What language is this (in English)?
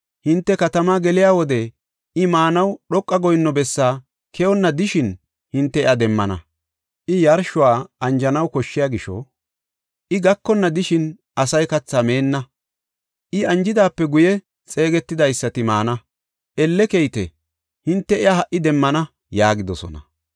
Gofa